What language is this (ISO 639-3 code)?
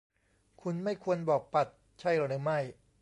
tha